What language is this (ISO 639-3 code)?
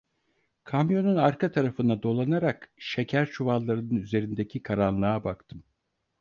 tur